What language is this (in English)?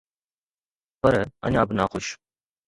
Sindhi